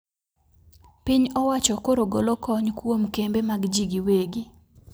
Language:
Luo (Kenya and Tanzania)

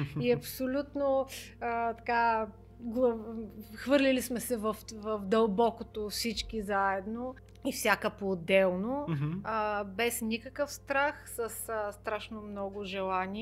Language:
Bulgarian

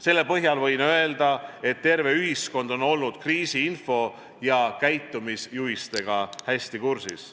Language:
Estonian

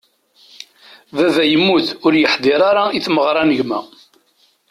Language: Kabyle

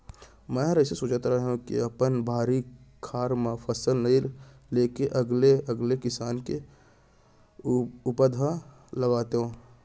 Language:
Chhattisgarhi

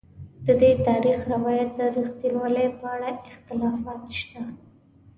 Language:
Pashto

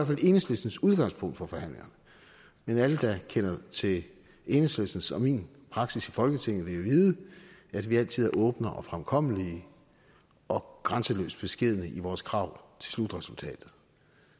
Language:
Danish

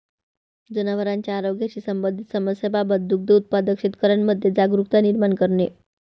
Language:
Marathi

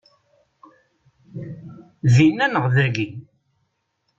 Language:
Kabyle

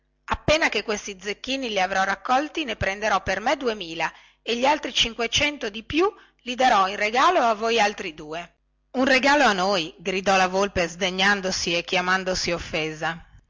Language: Italian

